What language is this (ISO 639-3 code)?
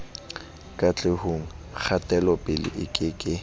sot